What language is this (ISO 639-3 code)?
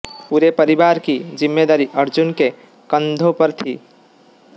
hin